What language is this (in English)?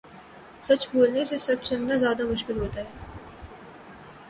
Urdu